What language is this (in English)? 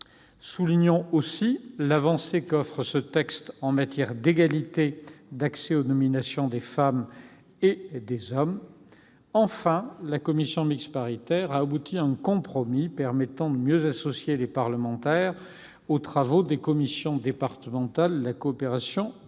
French